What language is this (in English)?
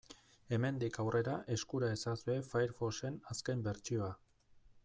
Basque